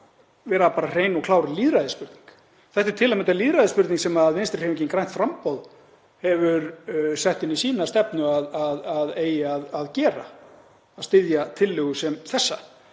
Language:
Icelandic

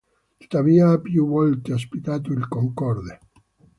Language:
Italian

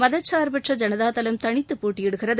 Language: Tamil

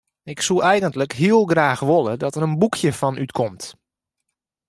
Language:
Western Frisian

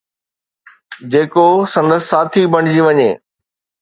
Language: Sindhi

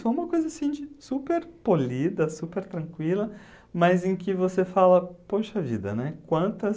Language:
Portuguese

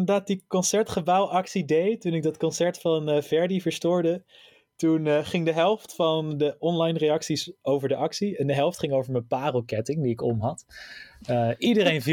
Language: Dutch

